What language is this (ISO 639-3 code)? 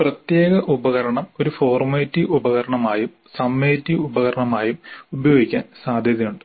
mal